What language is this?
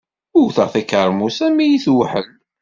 Kabyle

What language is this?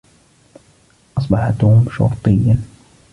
Arabic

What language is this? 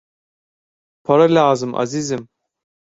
Turkish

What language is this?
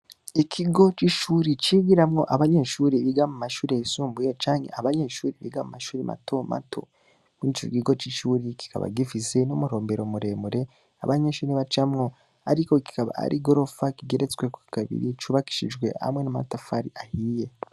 Rundi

